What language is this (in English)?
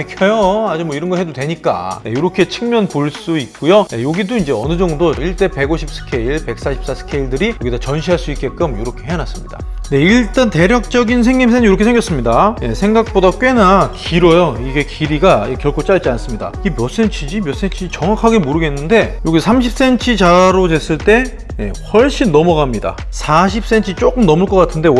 Korean